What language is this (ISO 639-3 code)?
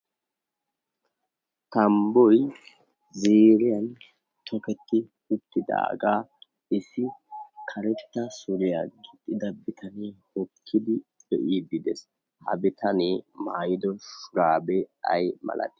wal